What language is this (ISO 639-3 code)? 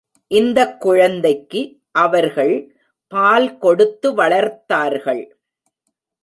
tam